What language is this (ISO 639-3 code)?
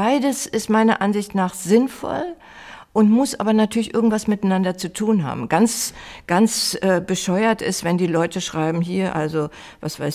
deu